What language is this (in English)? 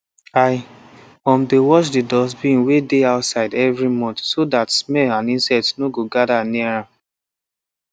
Nigerian Pidgin